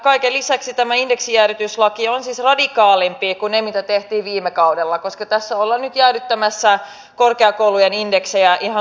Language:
Finnish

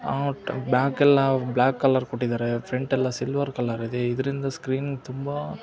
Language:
Kannada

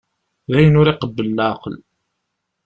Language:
Kabyle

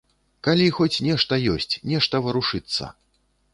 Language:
Belarusian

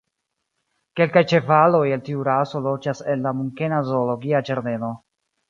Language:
Esperanto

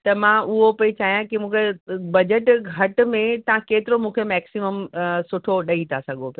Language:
Sindhi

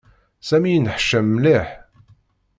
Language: Kabyle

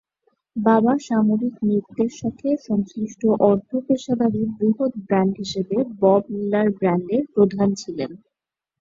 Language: Bangla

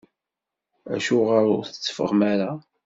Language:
Kabyle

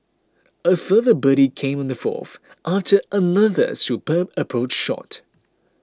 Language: English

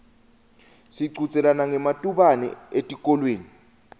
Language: Swati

